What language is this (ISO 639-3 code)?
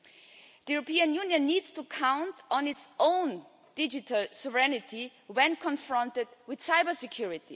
eng